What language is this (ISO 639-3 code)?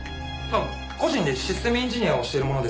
jpn